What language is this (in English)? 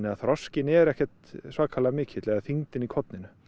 Icelandic